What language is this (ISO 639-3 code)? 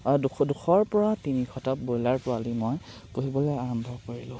asm